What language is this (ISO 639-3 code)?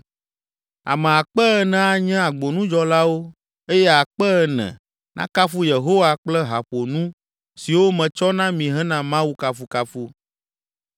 ewe